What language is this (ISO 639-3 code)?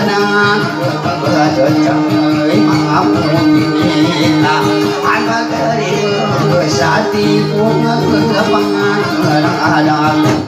ind